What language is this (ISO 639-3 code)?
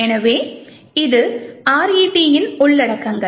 tam